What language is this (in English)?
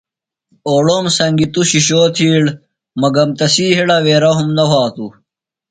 Phalura